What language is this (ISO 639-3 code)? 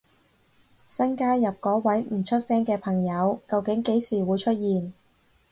yue